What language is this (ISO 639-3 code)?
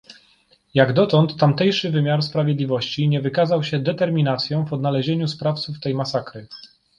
pol